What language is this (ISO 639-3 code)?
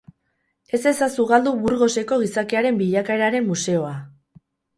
eus